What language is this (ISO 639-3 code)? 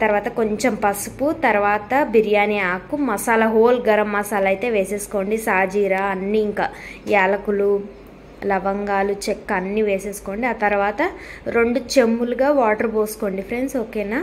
tel